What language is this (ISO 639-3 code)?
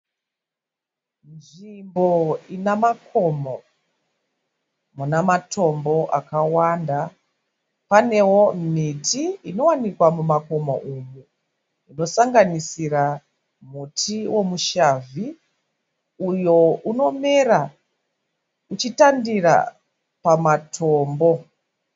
sna